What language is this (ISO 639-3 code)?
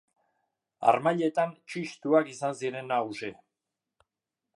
eus